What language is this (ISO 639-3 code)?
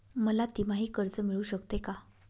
mar